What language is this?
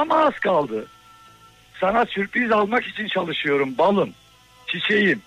Turkish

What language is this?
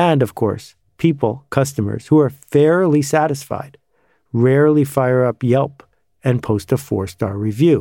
English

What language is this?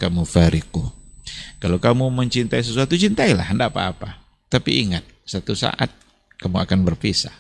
Indonesian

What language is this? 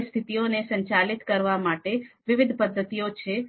Gujarati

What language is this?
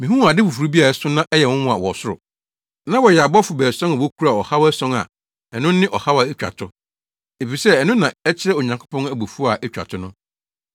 Akan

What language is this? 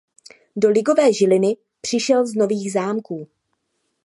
Czech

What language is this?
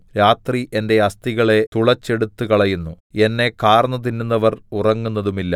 Malayalam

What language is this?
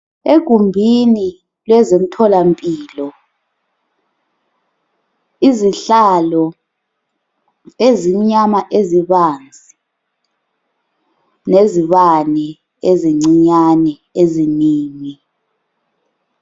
North Ndebele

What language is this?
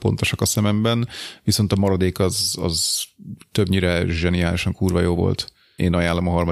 Hungarian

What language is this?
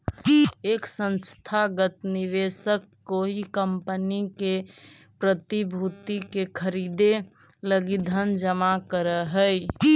Magahi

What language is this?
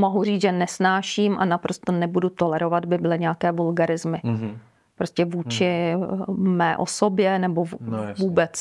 Czech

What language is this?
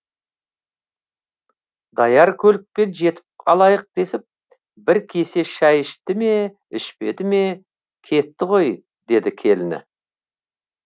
Kazakh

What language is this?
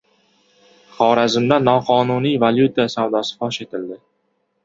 Uzbek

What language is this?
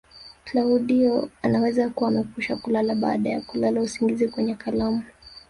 Swahili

